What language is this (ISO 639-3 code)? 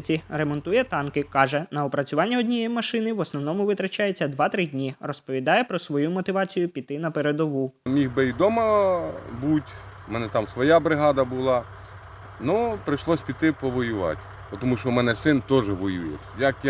ukr